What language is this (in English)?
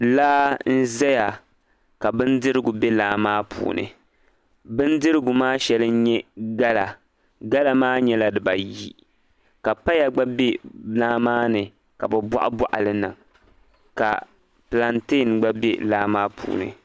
Dagbani